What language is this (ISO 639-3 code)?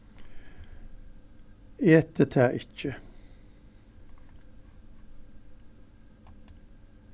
fao